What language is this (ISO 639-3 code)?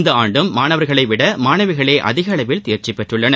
tam